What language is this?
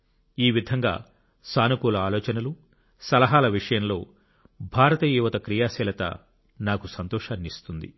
Telugu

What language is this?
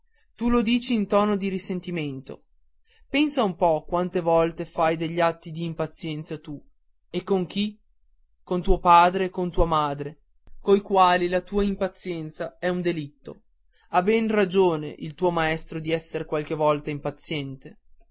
Italian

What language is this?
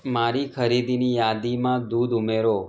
Gujarati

